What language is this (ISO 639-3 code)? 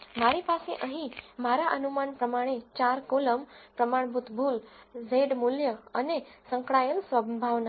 guj